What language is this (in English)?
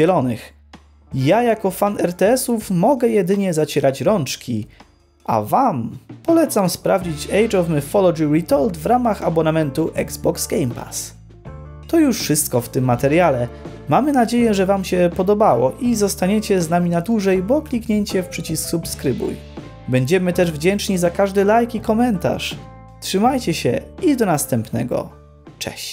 Polish